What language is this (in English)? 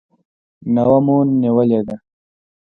Pashto